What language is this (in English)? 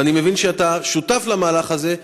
Hebrew